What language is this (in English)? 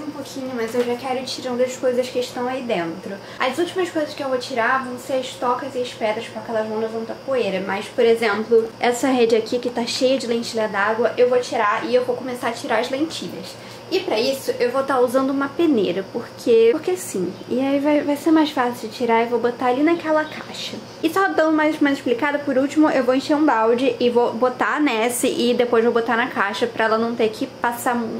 Portuguese